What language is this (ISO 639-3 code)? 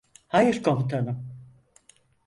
tur